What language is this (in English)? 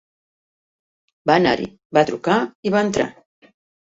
Catalan